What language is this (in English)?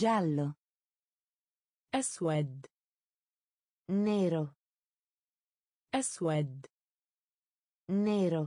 Italian